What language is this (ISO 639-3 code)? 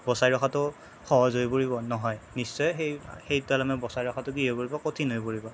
asm